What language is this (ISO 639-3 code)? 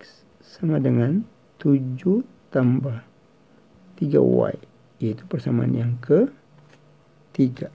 ind